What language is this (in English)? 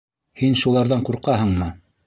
Bashkir